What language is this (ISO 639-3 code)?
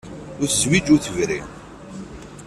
kab